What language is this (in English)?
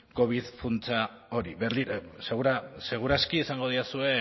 Basque